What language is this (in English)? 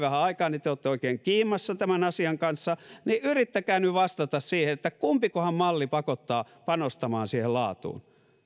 Finnish